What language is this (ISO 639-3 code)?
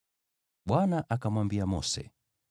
swa